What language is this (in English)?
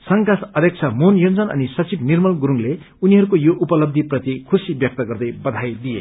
Nepali